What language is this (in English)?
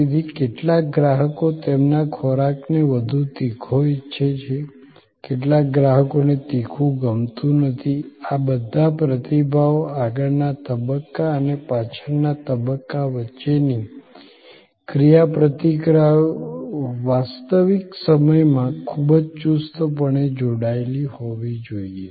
Gujarati